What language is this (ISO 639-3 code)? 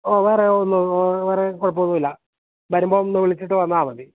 mal